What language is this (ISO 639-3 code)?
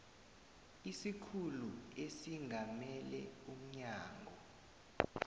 nbl